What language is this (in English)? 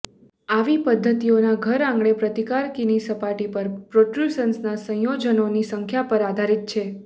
Gujarati